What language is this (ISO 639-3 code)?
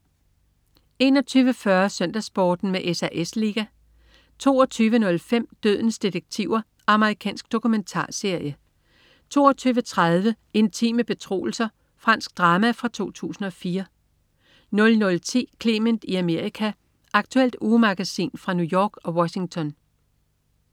dan